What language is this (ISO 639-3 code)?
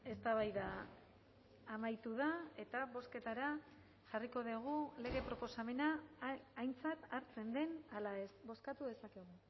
eus